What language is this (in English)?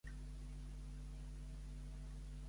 Catalan